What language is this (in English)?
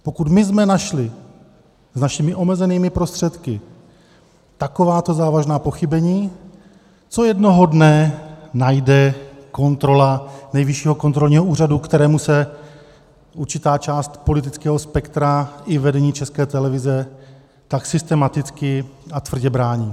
Czech